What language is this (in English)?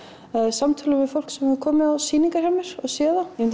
Icelandic